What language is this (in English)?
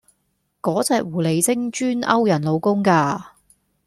Cantonese